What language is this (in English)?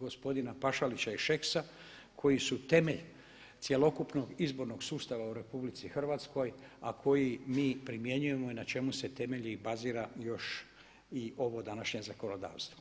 Croatian